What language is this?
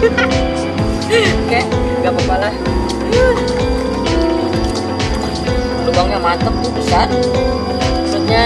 Indonesian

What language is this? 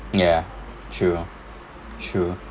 English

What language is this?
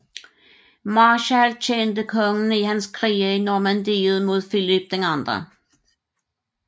Danish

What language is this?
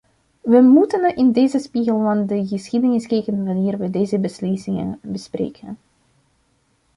Dutch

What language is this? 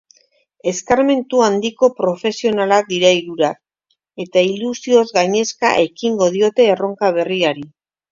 Basque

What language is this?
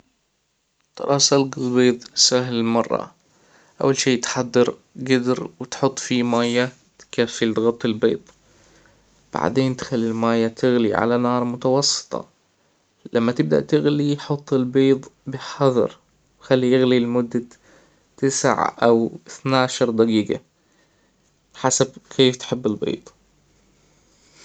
Hijazi Arabic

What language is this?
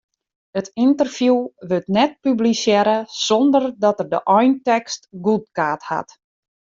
Western Frisian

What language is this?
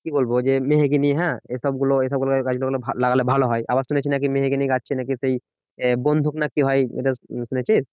Bangla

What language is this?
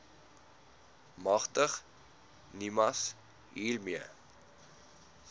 Afrikaans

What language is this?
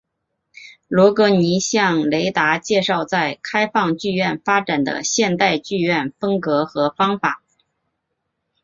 Chinese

